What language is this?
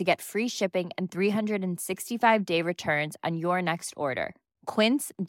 Swedish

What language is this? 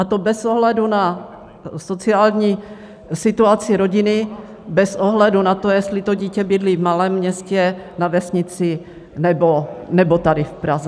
Czech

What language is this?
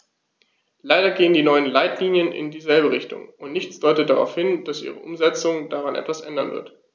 German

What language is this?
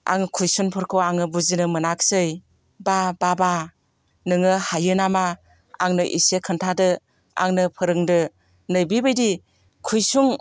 Bodo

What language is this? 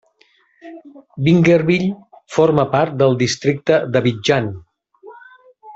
Catalan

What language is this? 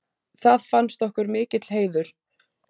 Icelandic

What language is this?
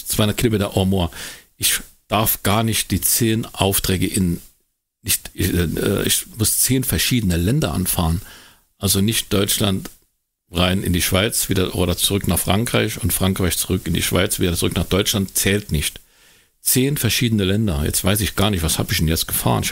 German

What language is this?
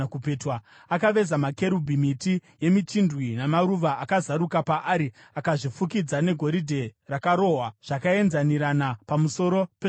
Shona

